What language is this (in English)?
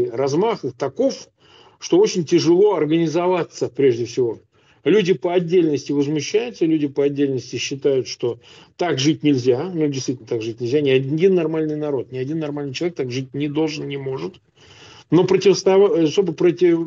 Russian